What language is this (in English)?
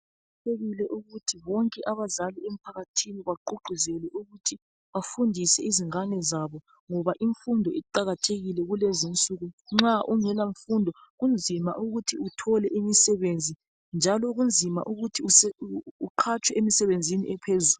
North Ndebele